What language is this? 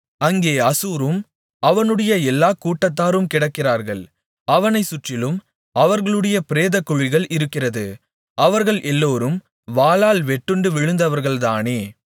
Tamil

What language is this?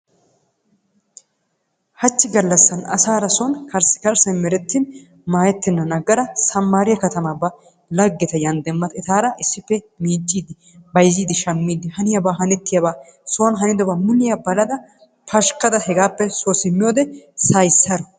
Wolaytta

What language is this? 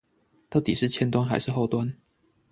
Chinese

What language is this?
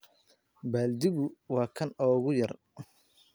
Somali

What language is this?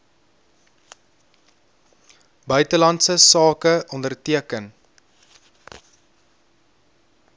Afrikaans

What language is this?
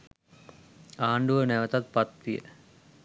Sinhala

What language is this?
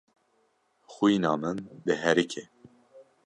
Kurdish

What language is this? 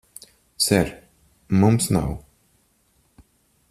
Latvian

